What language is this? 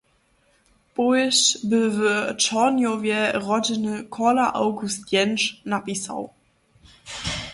Upper Sorbian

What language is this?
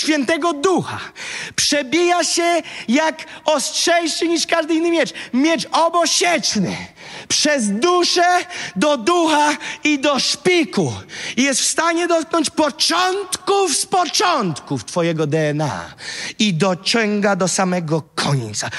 Polish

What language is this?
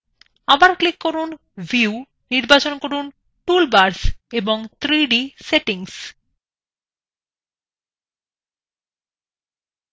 Bangla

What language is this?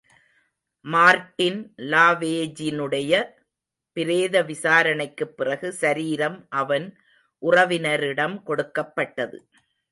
Tamil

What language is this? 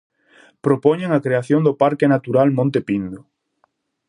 Galician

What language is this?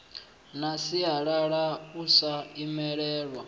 Venda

